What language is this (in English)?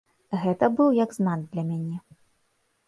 Belarusian